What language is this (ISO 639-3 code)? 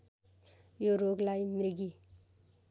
nep